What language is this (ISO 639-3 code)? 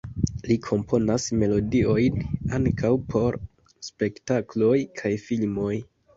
epo